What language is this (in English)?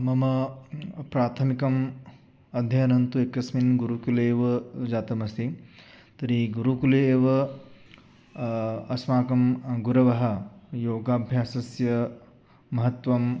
Sanskrit